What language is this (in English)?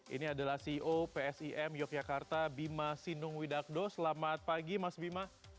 Indonesian